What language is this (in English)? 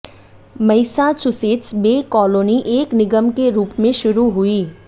Hindi